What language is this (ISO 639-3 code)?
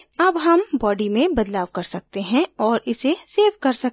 hin